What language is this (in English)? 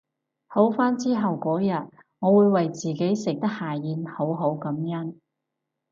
Cantonese